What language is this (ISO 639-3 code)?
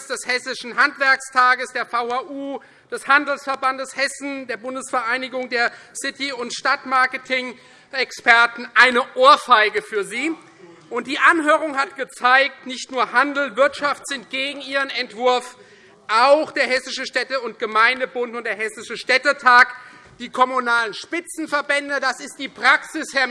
deu